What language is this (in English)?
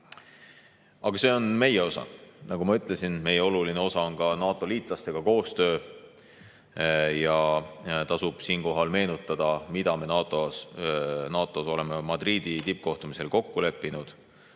Estonian